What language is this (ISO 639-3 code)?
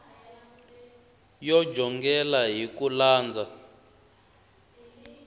tso